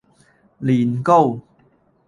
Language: Cantonese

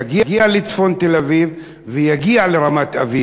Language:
Hebrew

